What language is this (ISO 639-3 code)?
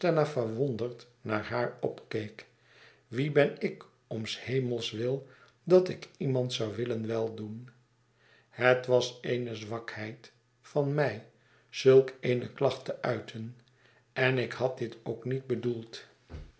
nld